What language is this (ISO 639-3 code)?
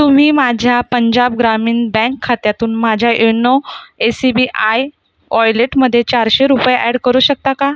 mar